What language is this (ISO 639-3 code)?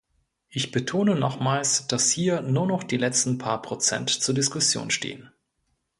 deu